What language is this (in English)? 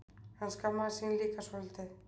Icelandic